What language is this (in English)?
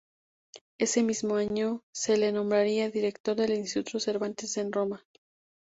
Spanish